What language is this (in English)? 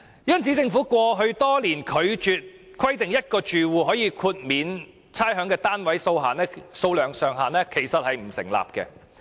Cantonese